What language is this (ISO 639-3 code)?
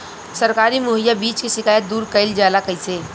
bho